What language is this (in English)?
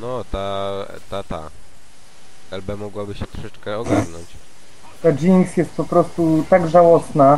Polish